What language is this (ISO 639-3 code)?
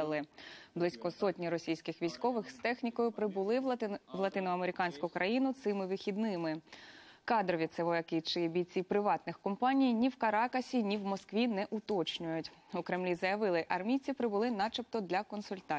ukr